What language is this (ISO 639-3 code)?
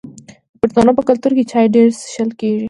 pus